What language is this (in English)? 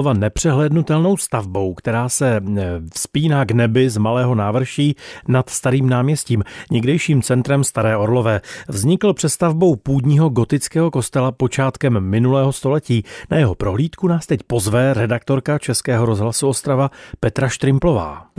Czech